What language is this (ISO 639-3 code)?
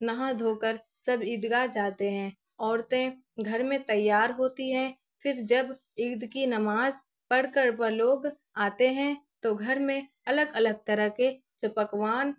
urd